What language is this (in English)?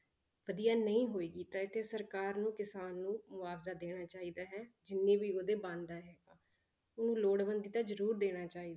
Punjabi